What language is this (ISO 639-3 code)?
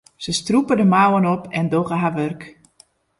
fry